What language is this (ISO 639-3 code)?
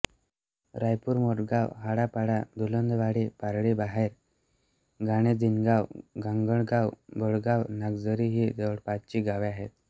mar